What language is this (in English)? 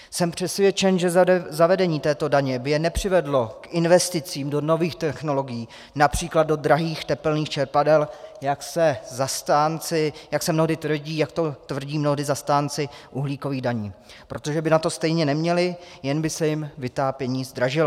Czech